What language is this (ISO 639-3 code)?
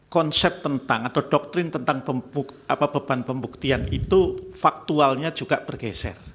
ind